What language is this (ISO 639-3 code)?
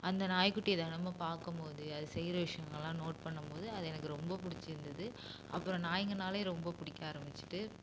tam